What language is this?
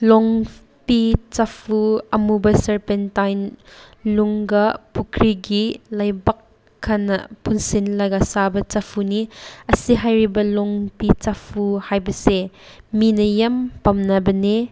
Manipuri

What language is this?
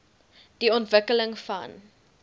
Afrikaans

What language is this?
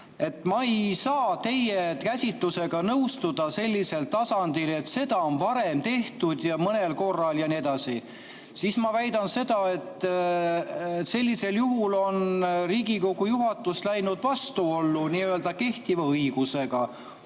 Estonian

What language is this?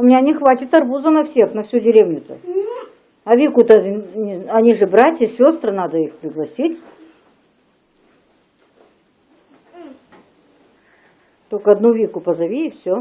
Russian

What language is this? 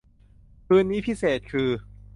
Thai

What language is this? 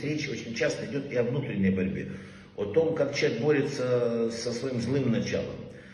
Russian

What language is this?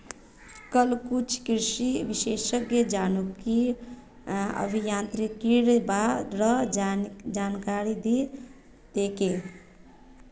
Magahi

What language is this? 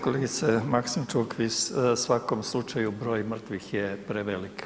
Croatian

